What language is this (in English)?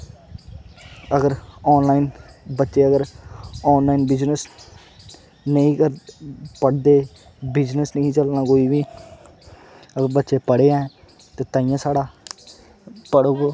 Dogri